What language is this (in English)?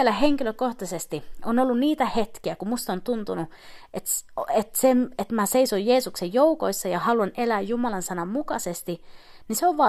Finnish